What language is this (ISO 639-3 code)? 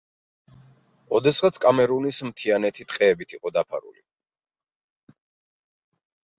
kat